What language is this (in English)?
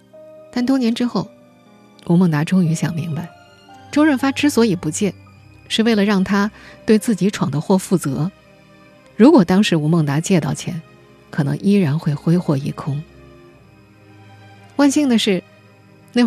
Chinese